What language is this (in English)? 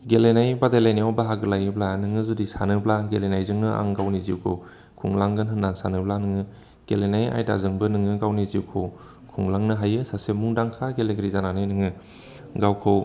Bodo